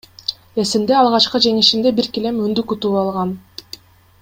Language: Kyrgyz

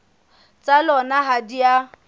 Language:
Southern Sotho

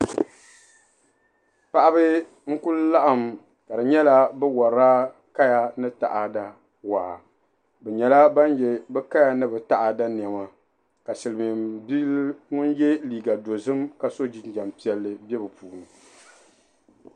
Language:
Dagbani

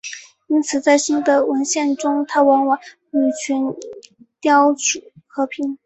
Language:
Chinese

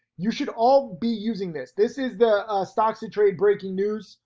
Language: English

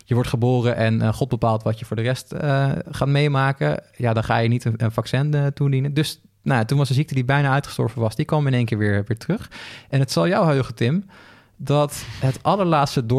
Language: Dutch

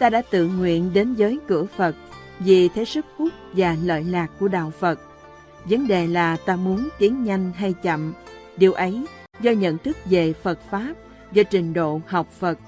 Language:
Vietnamese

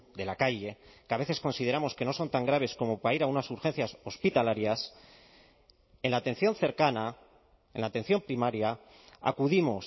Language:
Spanish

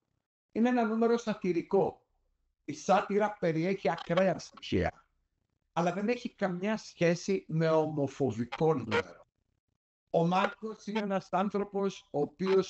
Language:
Greek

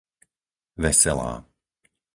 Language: Slovak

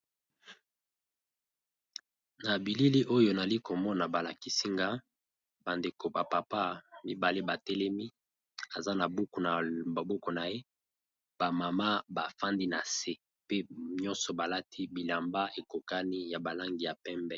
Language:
Lingala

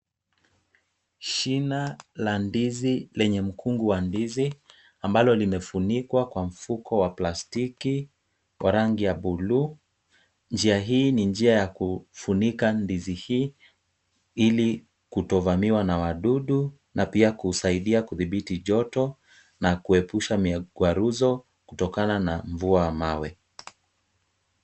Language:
Swahili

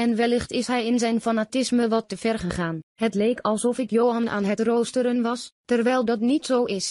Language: Dutch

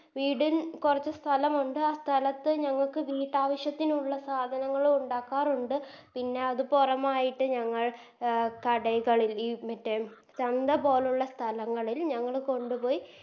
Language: Malayalam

